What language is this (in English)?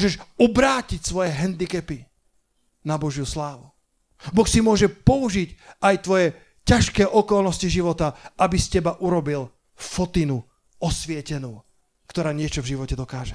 Slovak